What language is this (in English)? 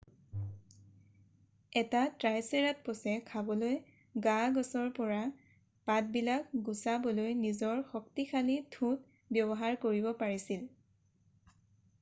Assamese